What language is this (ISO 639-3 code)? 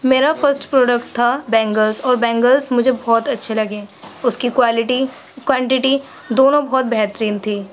urd